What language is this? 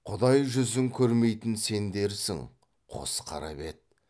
Kazakh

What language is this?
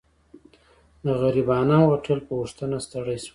Pashto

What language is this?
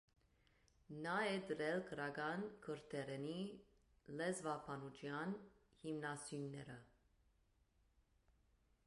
Armenian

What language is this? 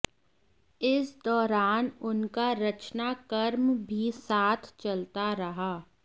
Hindi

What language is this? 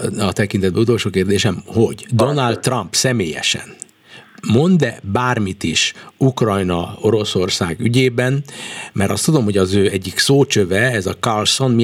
Hungarian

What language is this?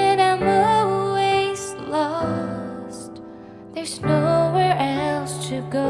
English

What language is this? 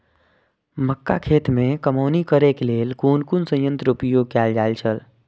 Maithili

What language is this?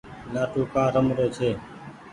Goaria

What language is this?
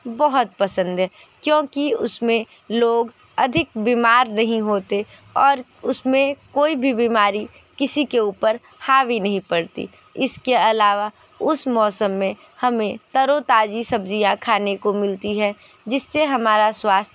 Hindi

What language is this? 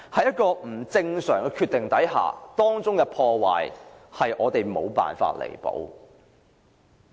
Cantonese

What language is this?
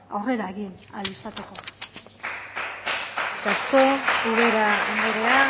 Basque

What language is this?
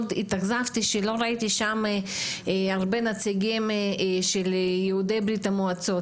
Hebrew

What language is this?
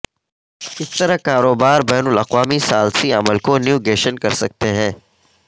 Urdu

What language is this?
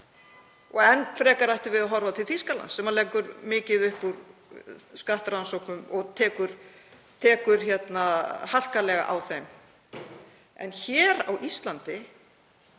Icelandic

